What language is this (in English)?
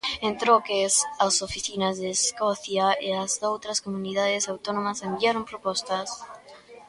Galician